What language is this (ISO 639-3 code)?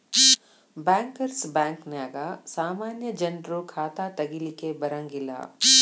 kan